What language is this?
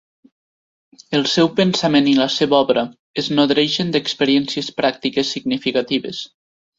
Catalan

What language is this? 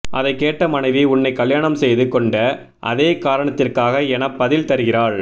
Tamil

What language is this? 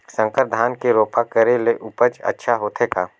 Chhattisgarhi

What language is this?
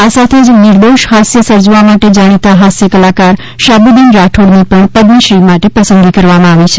Gujarati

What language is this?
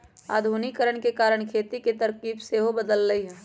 Magahi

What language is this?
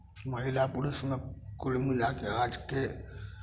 Maithili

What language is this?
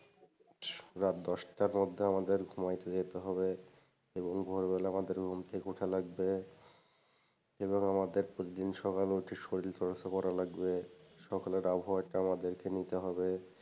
Bangla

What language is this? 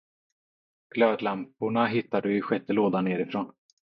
Swedish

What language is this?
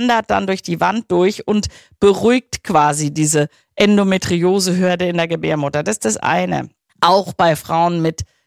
German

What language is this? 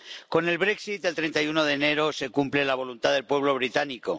Spanish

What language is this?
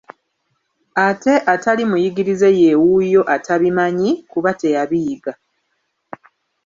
Ganda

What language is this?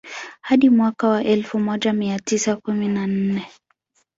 Swahili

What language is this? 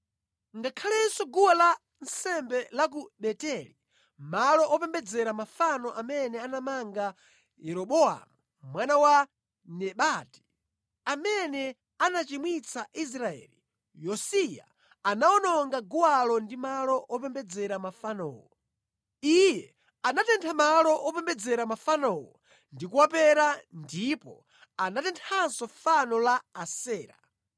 Nyanja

